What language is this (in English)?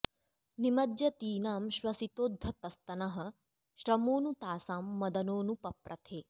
Sanskrit